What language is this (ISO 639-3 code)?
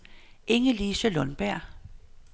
dan